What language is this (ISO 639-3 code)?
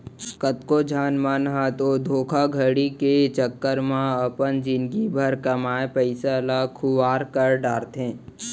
hne